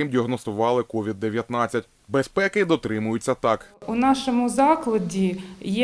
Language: Ukrainian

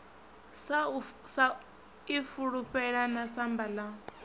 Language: Venda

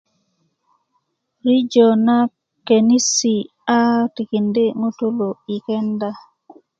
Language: Kuku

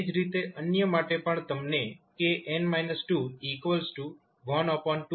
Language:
Gujarati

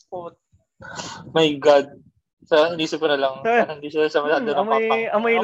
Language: Filipino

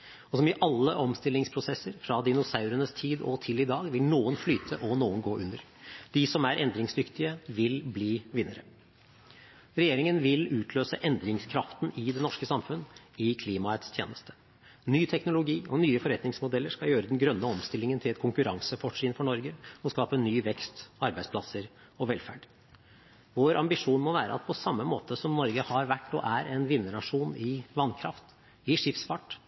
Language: Norwegian Bokmål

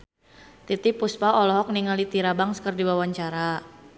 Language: Sundanese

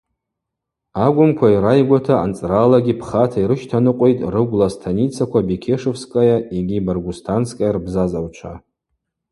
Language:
Abaza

